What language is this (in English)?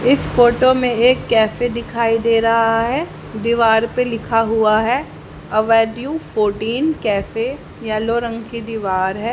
Hindi